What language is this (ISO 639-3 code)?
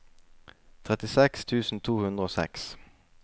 nor